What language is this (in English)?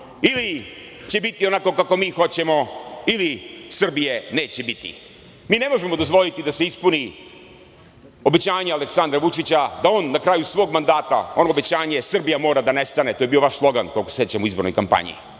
Serbian